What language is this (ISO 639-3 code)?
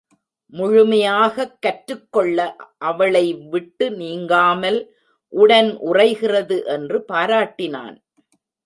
tam